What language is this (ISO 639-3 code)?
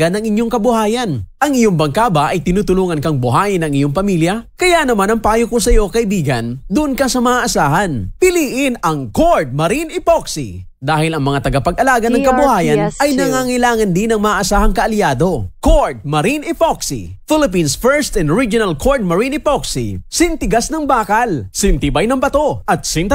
fil